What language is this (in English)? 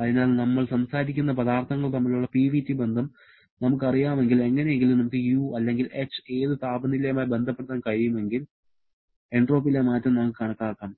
Malayalam